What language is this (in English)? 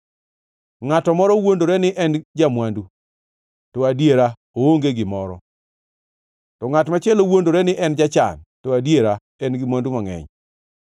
Luo (Kenya and Tanzania)